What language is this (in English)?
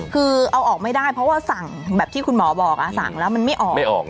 Thai